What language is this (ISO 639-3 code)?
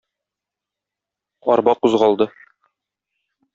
tat